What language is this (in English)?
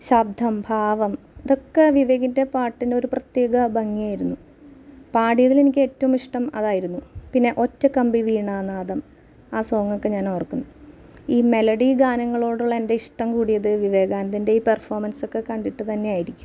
Malayalam